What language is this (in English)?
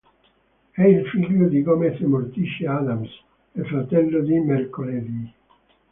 Italian